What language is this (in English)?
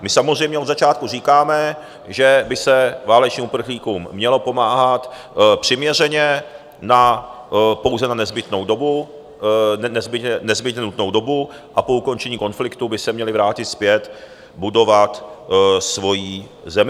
Czech